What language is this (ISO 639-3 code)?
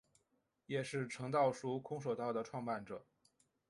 zho